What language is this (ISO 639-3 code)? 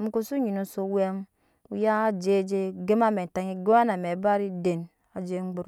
yes